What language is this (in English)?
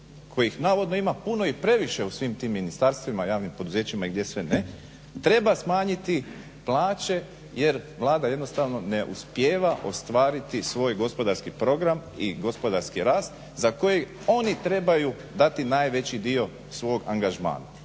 Croatian